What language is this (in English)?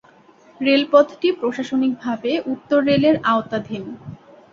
Bangla